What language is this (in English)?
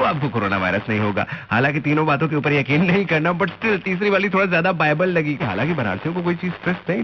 Hindi